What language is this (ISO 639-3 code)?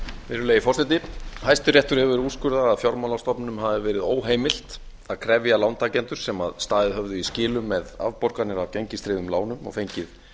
isl